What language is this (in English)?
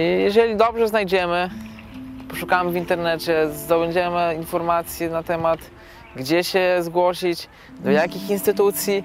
Polish